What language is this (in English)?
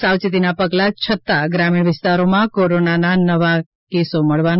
Gujarati